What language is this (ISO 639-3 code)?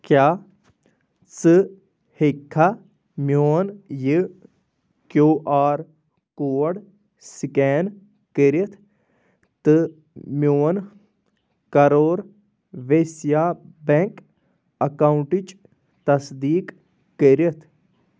kas